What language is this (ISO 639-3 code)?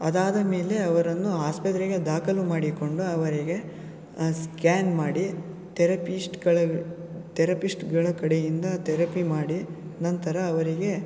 kan